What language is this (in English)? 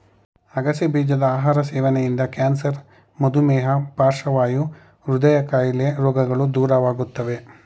Kannada